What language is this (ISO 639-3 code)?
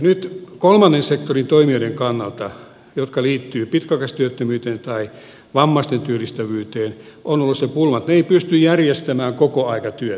fin